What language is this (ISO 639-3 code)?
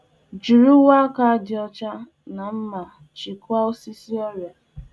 ibo